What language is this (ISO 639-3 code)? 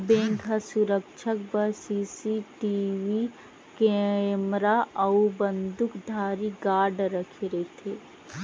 hne